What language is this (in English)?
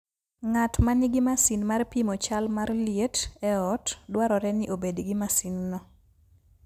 Luo (Kenya and Tanzania)